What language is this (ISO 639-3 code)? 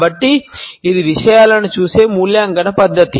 tel